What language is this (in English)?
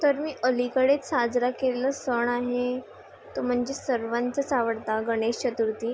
Marathi